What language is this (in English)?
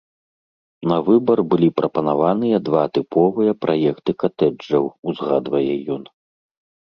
Belarusian